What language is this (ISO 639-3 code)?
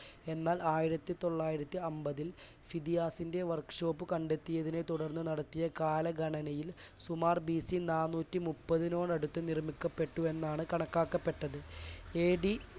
mal